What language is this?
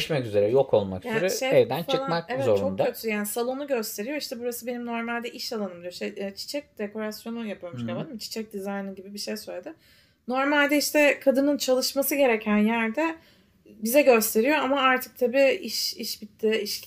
Turkish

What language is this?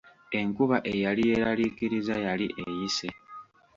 Ganda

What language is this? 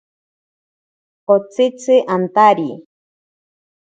Ashéninka Perené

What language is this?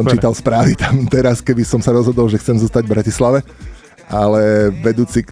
Slovak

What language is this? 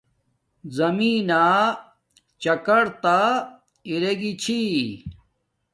Domaaki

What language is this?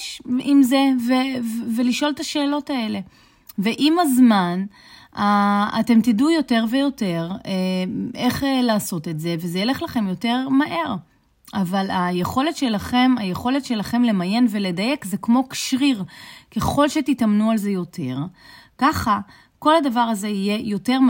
Hebrew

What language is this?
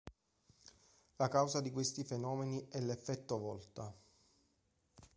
Italian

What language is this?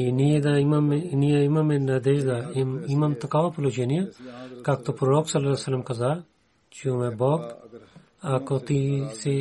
Bulgarian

